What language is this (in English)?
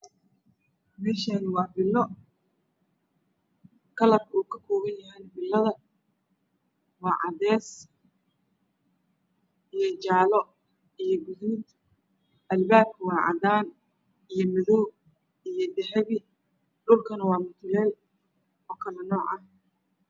Somali